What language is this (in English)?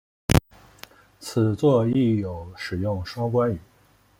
Chinese